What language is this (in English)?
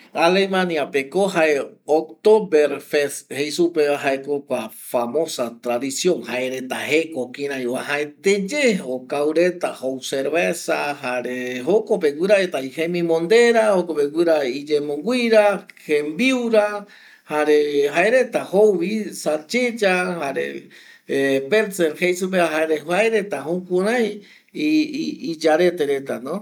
Eastern Bolivian Guaraní